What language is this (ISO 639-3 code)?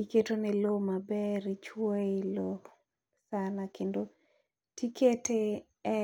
luo